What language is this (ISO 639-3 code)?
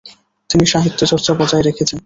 ben